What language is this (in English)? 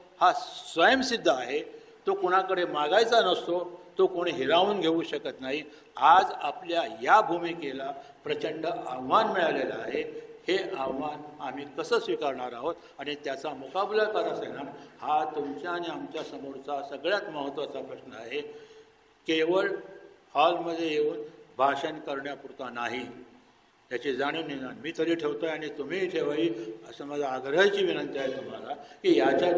Hindi